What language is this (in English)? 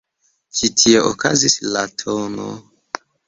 Esperanto